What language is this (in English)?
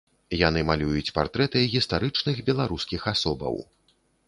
Belarusian